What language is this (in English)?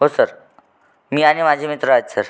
Marathi